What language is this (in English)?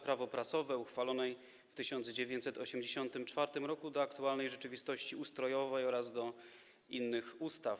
Polish